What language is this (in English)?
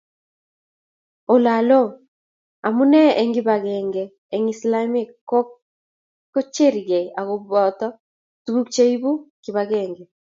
Kalenjin